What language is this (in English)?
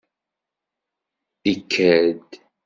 Kabyle